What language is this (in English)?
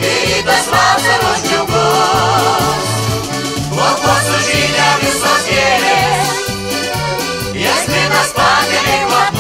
Romanian